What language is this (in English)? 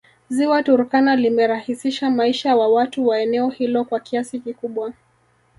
Swahili